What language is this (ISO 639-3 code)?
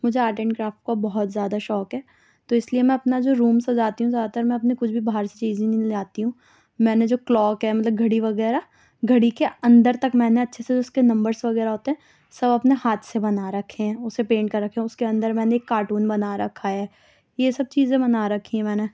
urd